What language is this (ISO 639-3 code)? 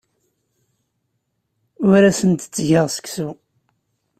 kab